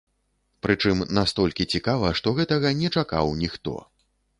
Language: Belarusian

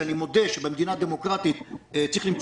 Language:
Hebrew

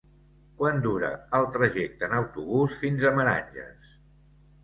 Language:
Catalan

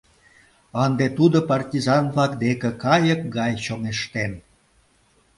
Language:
Mari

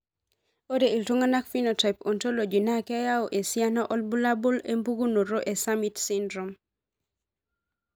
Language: Masai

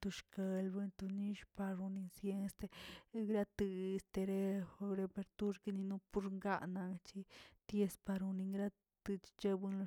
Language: Tilquiapan Zapotec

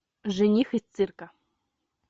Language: Russian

